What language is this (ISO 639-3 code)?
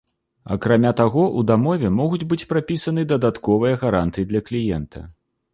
bel